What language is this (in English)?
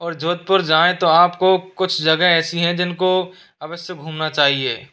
Hindi